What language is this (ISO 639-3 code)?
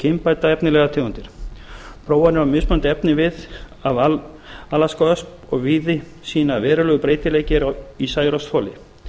isl